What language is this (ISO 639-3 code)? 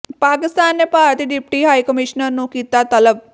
pan